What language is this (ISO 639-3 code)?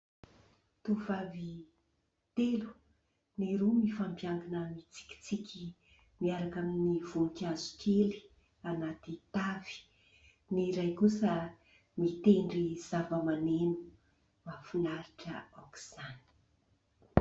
mlg